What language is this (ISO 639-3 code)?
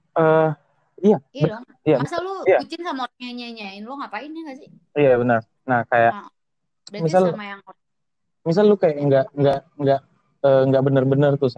ind